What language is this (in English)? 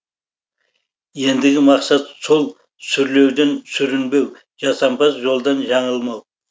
Kazakh